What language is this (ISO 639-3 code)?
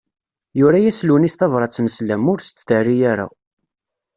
kab